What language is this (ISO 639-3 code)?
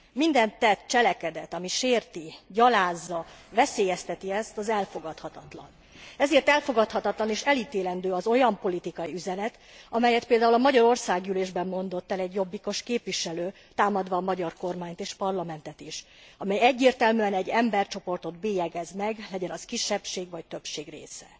hun